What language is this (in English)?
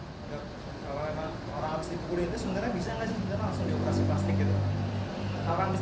Indonesian